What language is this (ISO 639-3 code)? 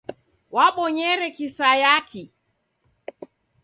dav